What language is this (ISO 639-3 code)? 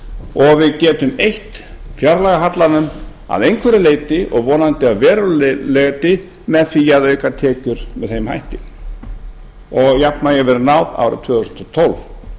isl